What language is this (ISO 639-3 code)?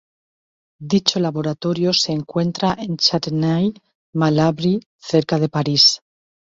spa